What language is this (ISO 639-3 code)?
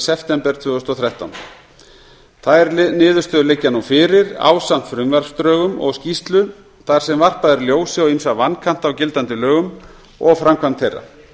isl